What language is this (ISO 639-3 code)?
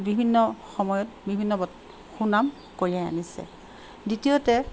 asm